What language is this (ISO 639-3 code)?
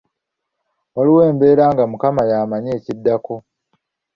lug